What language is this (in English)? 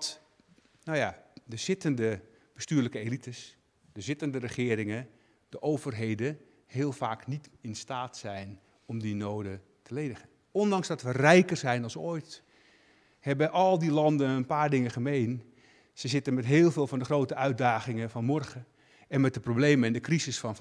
Dutch